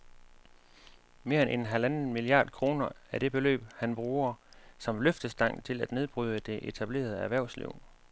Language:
Danish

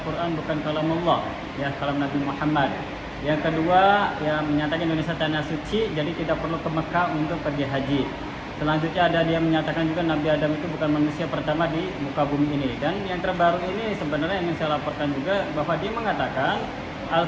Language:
Indonesian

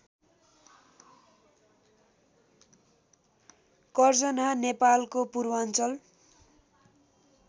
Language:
Nepali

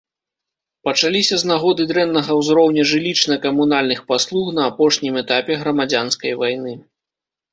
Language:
Belarusian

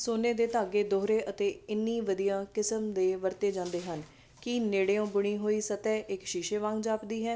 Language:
Punjabi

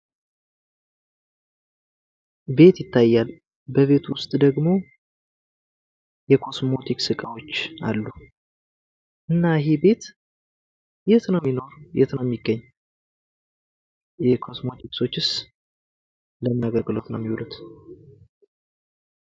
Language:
Amharic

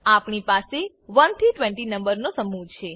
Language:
Gujarati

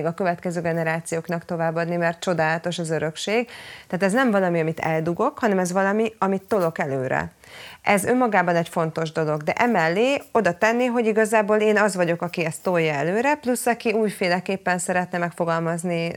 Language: Hungarian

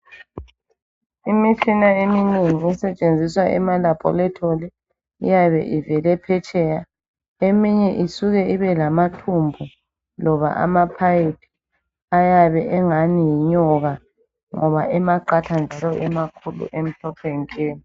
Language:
North Ndebele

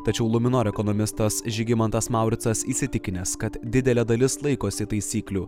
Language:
Lithuanian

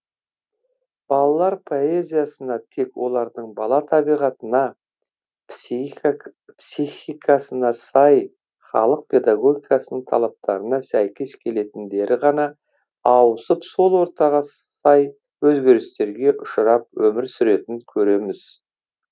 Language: Kazakh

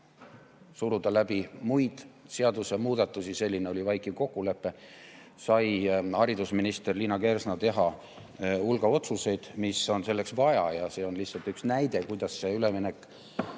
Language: Estonian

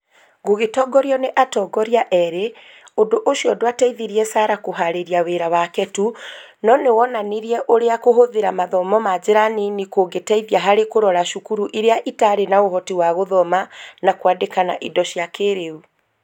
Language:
Kikuyu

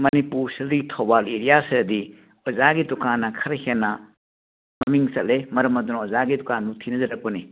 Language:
Manipuri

